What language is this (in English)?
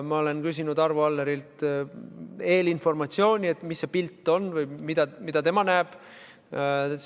Estonian